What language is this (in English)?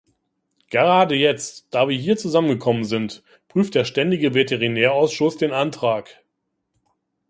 German